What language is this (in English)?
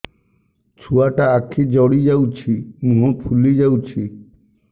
Odia